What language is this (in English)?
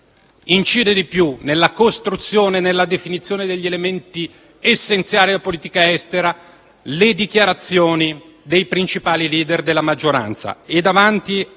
Italian